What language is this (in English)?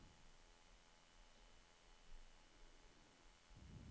Norwegian